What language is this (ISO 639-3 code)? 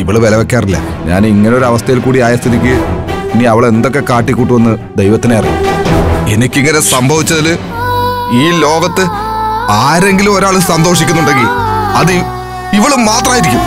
mal